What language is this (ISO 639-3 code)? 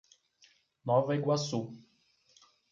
por